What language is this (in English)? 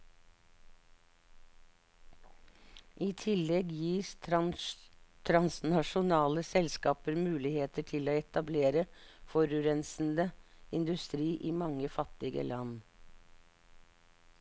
Norwegian